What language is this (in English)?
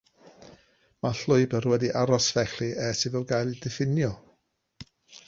Welsh